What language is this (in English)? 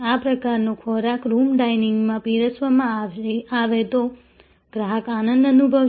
Gujarati